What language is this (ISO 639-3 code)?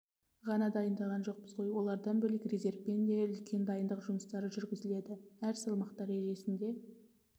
kaz